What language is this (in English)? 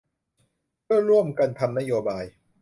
Thai